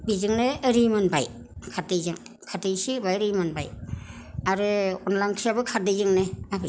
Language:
Bodo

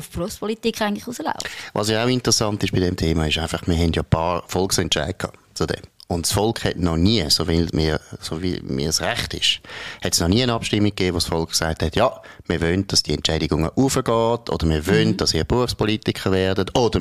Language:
German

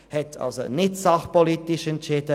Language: Swiss German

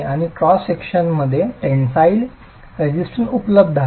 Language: Marathi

